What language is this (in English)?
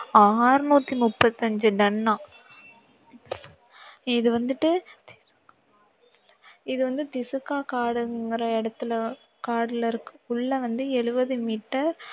Tamil